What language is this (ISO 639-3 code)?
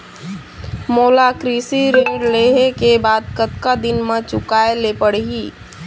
hne